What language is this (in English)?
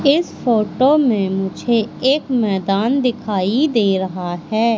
Hindi